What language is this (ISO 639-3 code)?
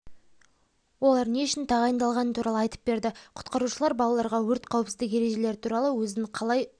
kaz